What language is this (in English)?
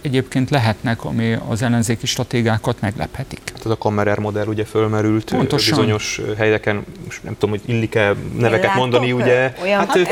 Hungarian